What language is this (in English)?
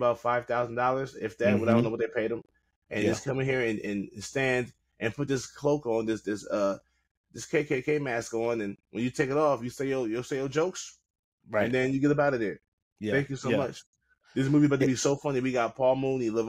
English